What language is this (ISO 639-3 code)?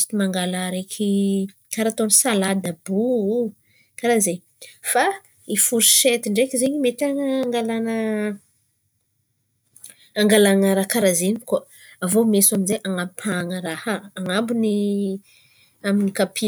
xmv